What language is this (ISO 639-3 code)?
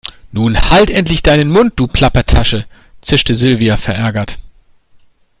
deu